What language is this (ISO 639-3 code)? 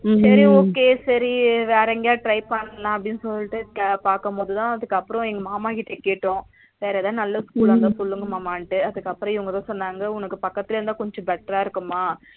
tam